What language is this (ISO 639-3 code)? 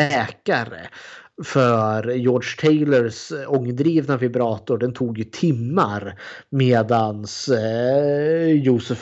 swe